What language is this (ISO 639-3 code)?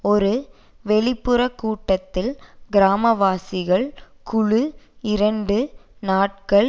tam